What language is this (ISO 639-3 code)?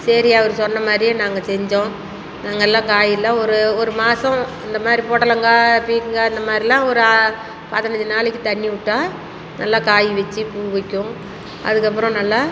tam